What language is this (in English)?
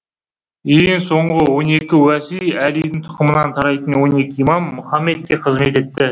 Kazakh